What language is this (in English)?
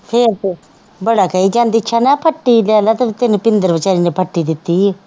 Punjabi